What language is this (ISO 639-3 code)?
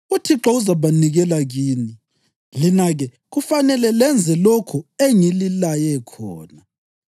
nde